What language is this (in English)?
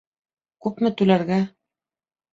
Bashkir